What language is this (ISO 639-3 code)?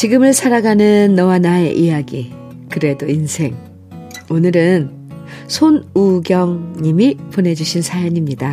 kor